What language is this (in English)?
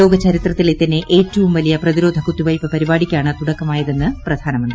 Malayalam